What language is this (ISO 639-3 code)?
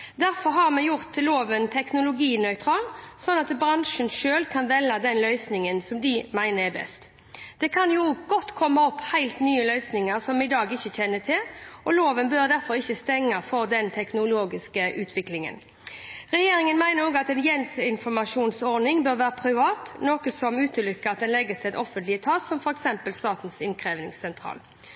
nob